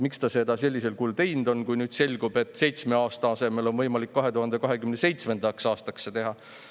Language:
Estonian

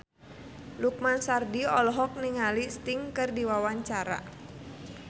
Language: Sundanese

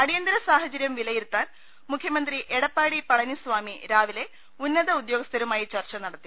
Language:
Malayalam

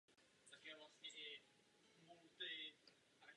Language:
Czech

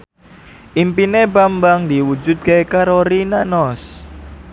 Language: Javanese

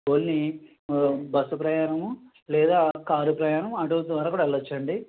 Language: Telugu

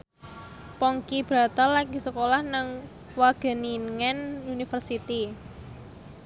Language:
Javanese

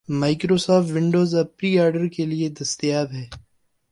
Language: Urdu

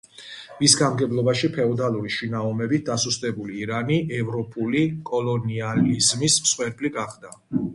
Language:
Georgian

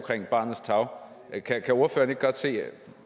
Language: Danish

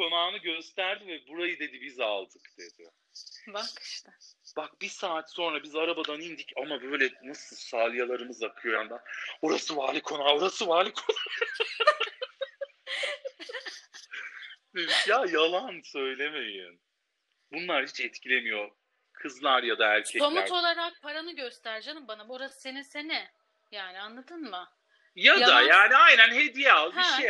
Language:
Turkish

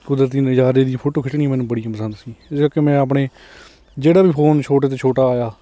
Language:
Punjabi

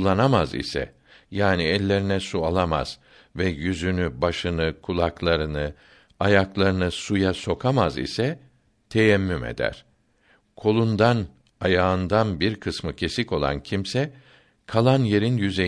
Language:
Turkish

